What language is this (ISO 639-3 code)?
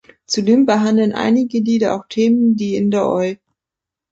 deu